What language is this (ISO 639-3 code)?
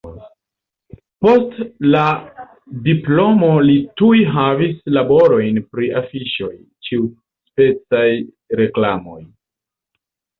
epo